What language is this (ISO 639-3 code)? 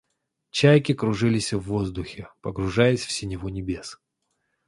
rus